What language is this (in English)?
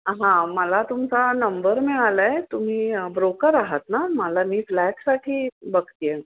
Marathi